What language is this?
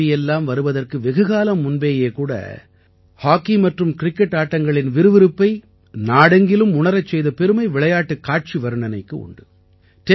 Tamil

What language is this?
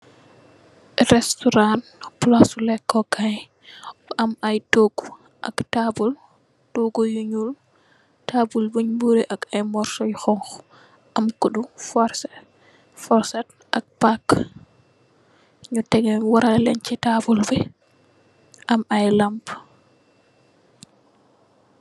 Wolof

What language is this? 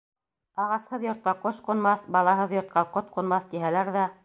Bashkir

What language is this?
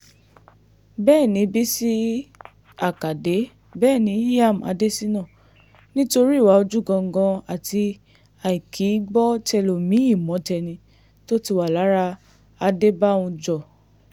Yoruba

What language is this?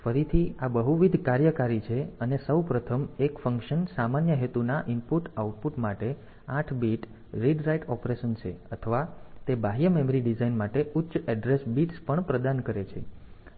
Gujarati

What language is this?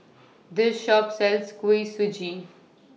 English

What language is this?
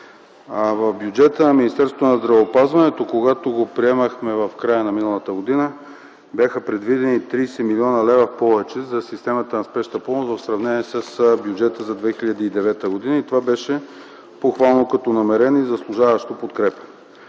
Bulgarian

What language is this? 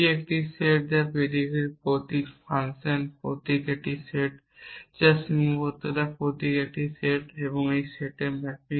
Bangla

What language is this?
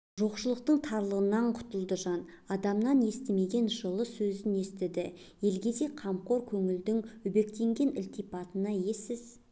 Kazakh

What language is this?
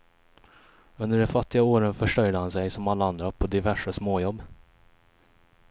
Swedish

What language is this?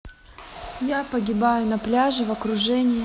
Russian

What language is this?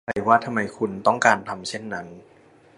Thai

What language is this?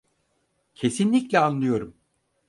Turkish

